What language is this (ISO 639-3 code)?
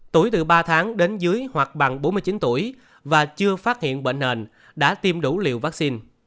vie